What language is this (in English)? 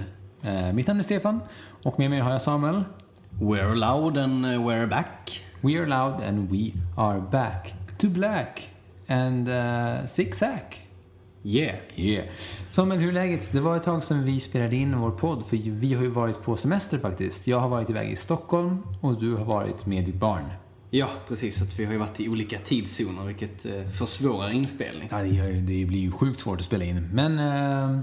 Swedish